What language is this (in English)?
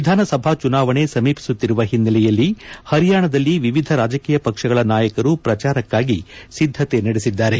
Kannada